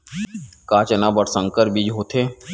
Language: Chhattisgarhi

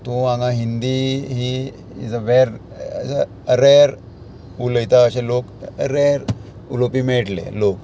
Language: Konkani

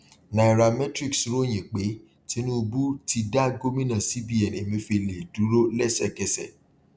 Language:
Yoruba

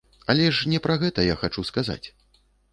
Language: Belarusian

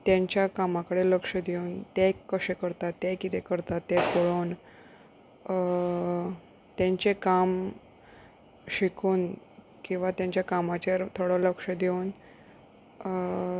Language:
Konkani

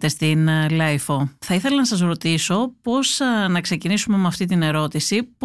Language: Greek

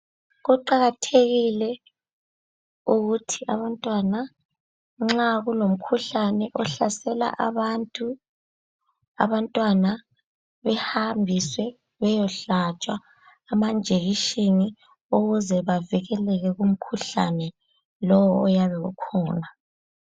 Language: North Ndebele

